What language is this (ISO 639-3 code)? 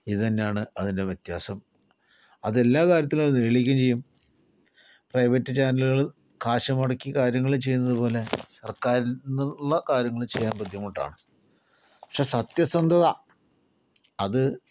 mal